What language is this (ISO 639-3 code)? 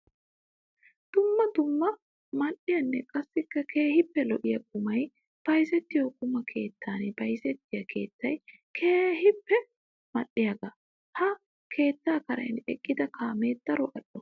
wal